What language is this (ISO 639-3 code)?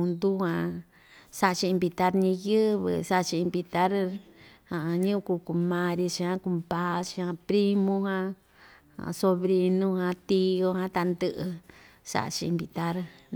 vmj